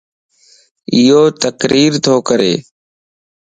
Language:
Lasi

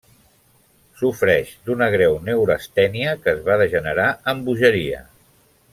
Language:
Catalan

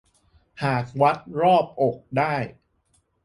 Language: Thai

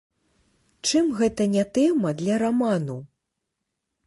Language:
Belarusian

